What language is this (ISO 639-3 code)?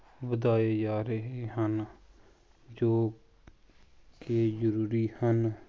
pan